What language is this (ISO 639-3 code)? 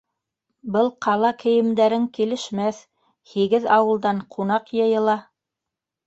bak